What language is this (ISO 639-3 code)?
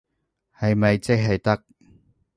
yue